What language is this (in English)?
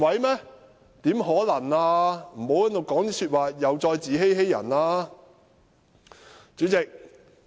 Cantonese